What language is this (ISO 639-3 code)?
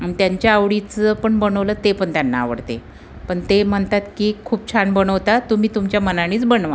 mar